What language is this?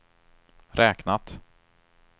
Swedish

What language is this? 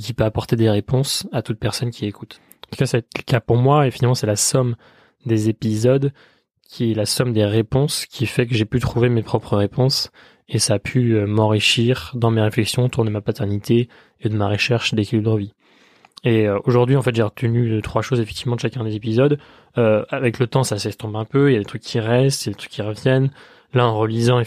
French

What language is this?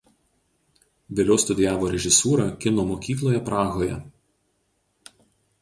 Lithuanian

